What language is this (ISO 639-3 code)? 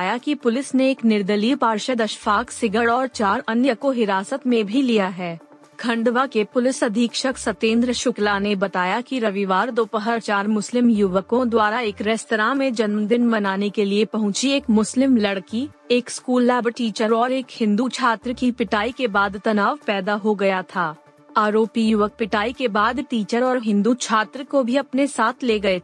hin